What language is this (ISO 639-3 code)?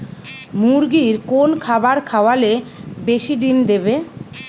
ben